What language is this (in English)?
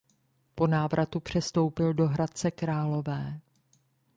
Czech